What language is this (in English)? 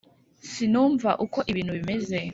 Kinyarwanda